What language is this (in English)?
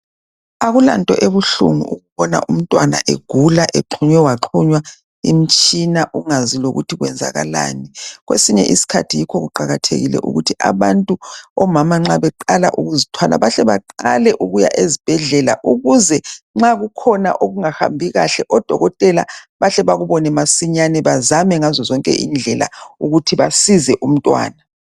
North Ndebele